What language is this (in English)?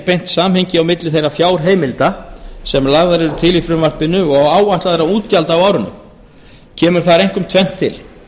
Icelandic